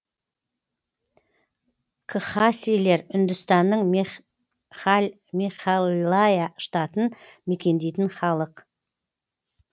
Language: Kazakh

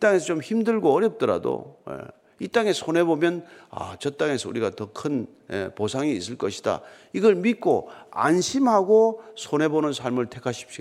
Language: Korean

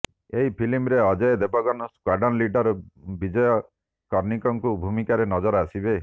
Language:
Odia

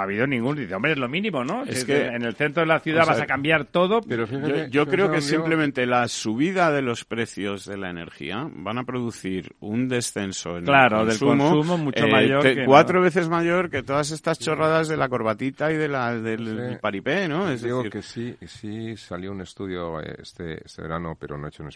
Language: Spanish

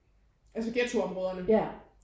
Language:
Danish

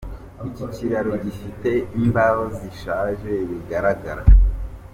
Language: Kinyarwanda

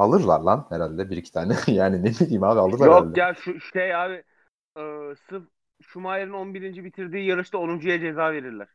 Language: Turkish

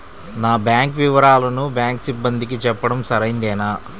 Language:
Telugu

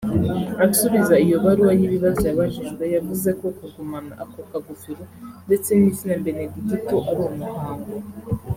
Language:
Kinyarwanda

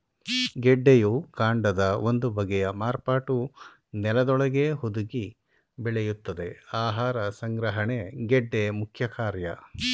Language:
Kannada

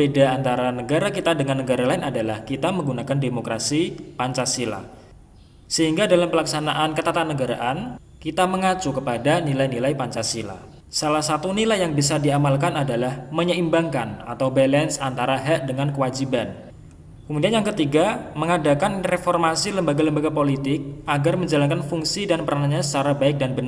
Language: Indonesian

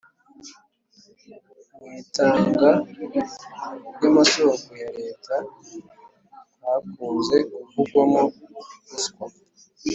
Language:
Kinyarwanda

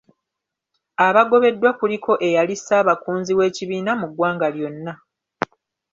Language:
Ganda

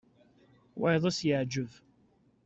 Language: Kabyle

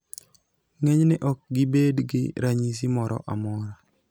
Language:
Luo (Kenya and Tanzania)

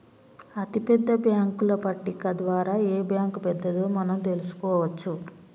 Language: Telugu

